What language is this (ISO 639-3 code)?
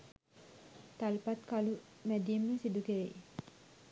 sin